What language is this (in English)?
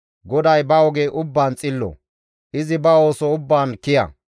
Gamo